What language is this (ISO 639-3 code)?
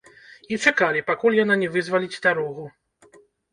bel